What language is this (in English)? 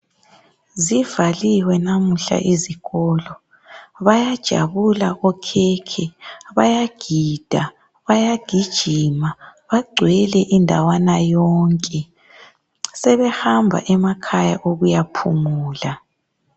North Ndebele